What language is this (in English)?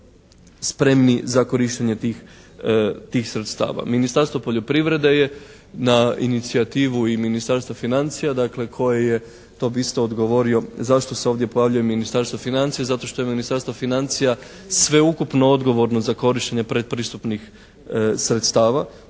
Croatian